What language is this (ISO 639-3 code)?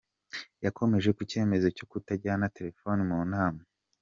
kin